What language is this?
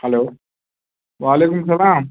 Kashmiri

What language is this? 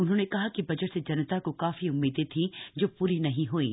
Hindi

